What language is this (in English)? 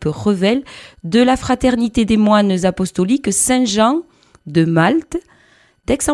French